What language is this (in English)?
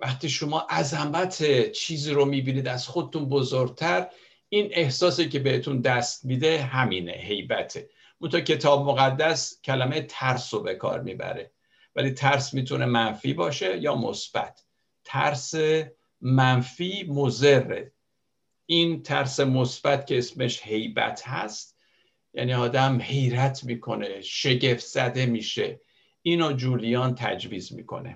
Persian